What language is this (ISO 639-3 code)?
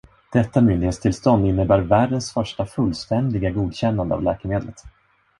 swe